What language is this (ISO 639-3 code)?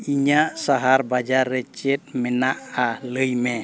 sat